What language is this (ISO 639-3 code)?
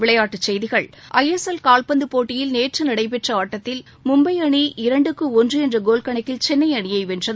tam